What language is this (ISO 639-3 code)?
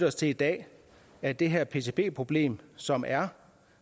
dan